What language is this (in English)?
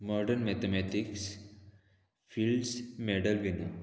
Konkani